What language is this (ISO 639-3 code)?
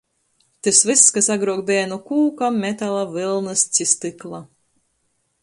ltg